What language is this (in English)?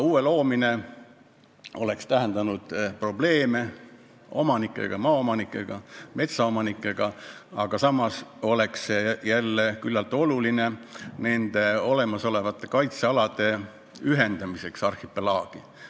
Estonian